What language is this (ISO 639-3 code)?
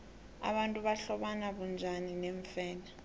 nbl